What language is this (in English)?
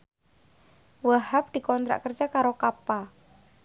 Javanese